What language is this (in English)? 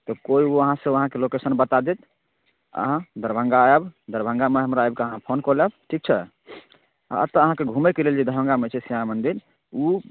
Maithili